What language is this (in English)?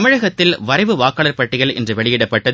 Tamil